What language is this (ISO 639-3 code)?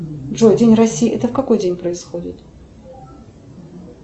rus